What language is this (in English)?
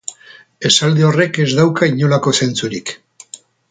Basque